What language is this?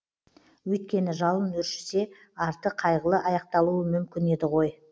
Kazakh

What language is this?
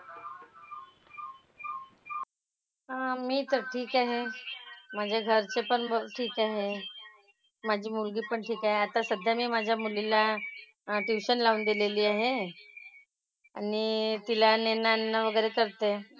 Marathi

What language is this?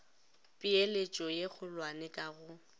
Northern Sotho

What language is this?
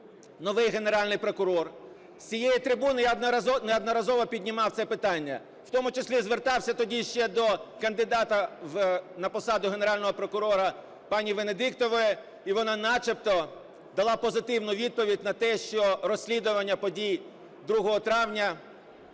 Ukrainian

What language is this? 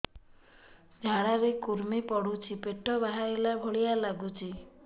Odia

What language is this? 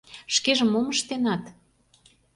Mari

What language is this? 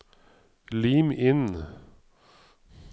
Norwegian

